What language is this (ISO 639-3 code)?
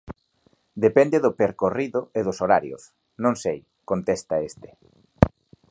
glg